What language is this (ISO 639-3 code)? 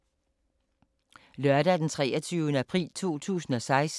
dan